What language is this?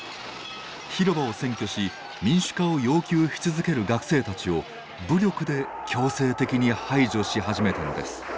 Japanese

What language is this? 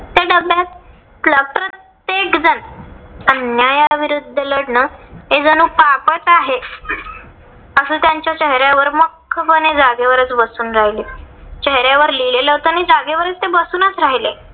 Marathi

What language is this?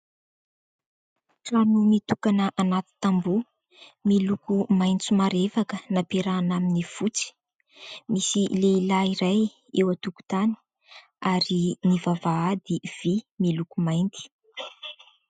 Malagasy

